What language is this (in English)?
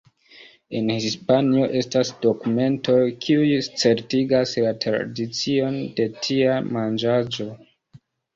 Esperanto